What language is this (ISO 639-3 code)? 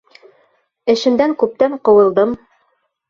bak